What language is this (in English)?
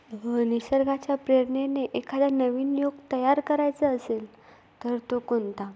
Marathi